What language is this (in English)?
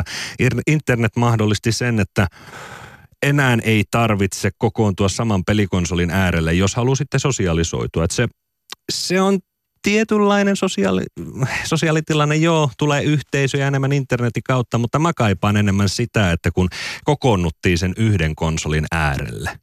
Finnish